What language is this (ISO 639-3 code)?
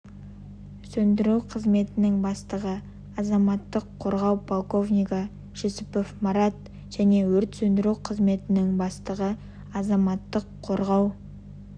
kaz